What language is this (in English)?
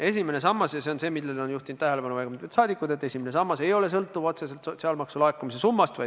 Estonian